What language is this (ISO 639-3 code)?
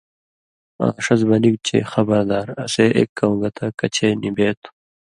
mvy